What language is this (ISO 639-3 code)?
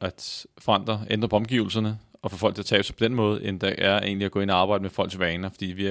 dan